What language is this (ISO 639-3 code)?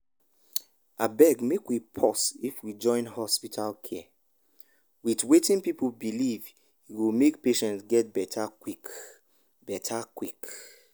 pcm